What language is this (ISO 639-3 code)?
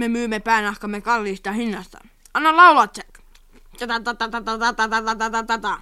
fin